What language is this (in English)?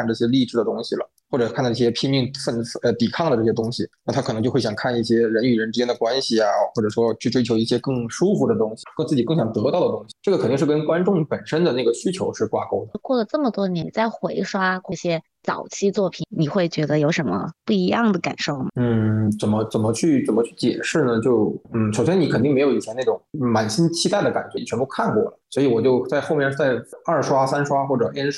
Chinese